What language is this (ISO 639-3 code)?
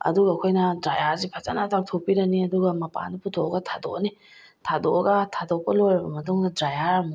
mni